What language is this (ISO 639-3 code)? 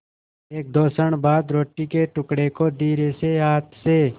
hin